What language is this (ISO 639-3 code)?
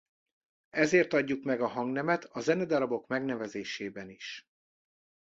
hun